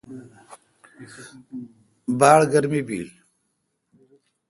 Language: Kalkoti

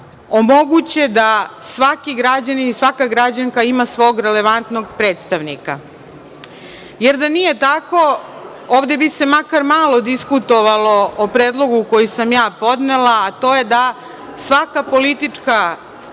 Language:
Serbian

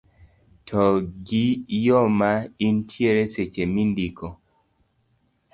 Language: Luo (Kenya and Tanzania)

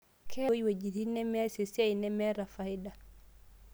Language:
Masai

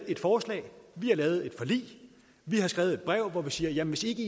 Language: Danish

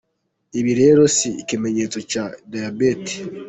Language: Kinyarwanda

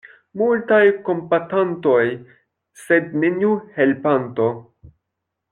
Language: Esperanto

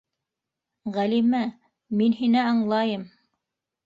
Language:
Bashkir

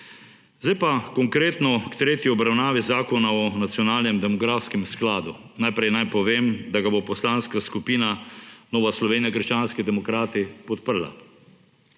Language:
Slovenian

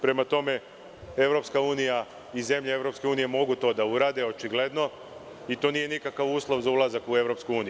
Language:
Serbian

